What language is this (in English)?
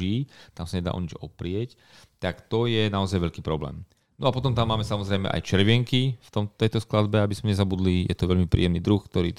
Slovak